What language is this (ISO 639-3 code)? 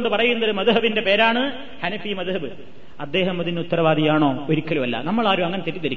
mal